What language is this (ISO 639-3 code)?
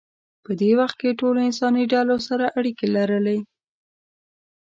pus